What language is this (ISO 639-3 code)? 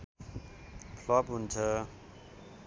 nep